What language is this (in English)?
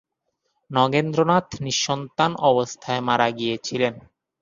Bangla